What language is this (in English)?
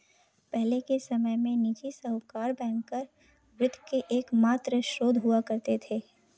Hindi